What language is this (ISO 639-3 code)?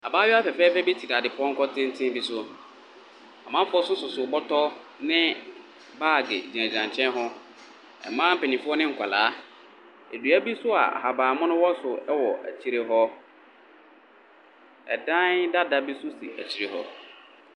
aka